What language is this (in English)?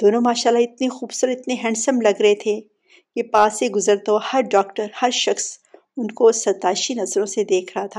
Urdu